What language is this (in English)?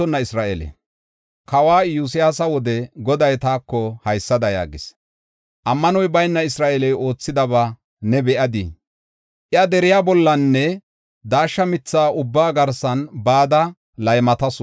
Gofa